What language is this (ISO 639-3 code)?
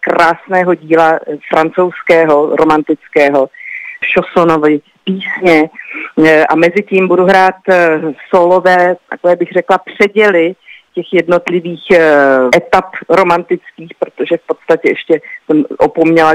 ces